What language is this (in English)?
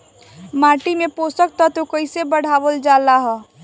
Bhojpuri